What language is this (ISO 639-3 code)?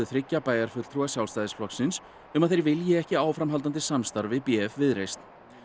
isl